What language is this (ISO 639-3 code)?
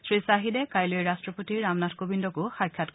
asm